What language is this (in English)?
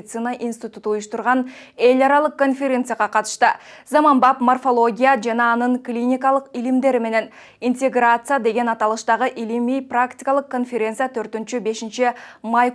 Turkish